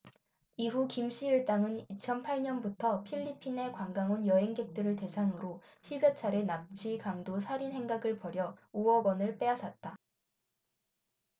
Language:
Korean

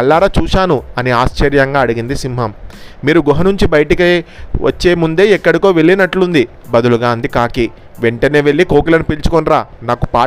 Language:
Telugu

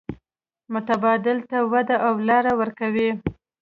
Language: Pashto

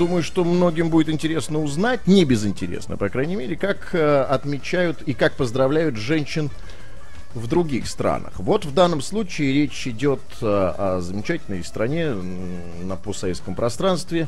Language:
Russian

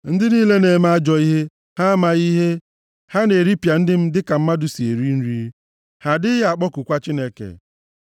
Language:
Igbo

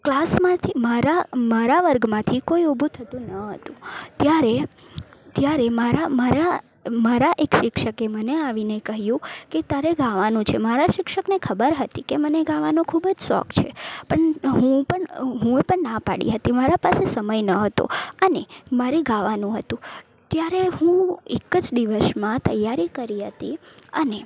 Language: Gujarati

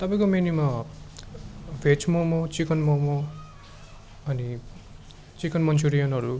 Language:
Nepali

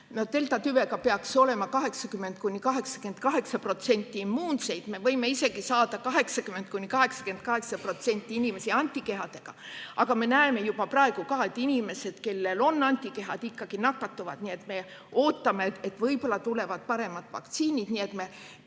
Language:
Estonian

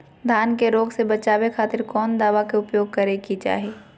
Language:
Magahi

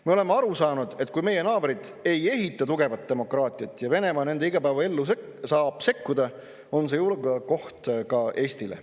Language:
Estonian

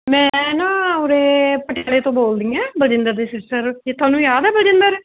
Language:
Punjabi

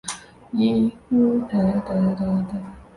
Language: Chinese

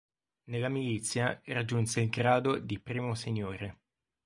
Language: Italian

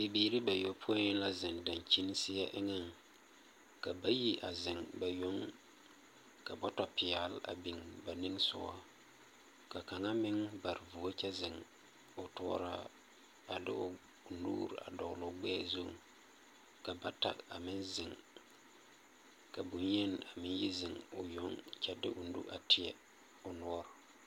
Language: Southern Dagaare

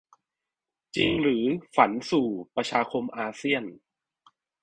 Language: Thai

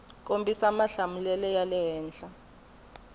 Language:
Tsonga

